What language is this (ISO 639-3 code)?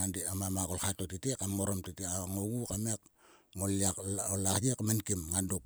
sua